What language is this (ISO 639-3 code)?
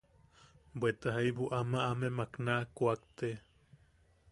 yaq